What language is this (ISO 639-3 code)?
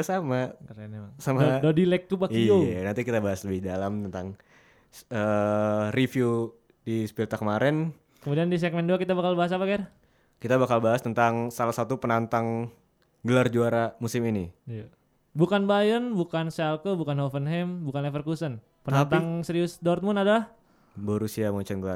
ind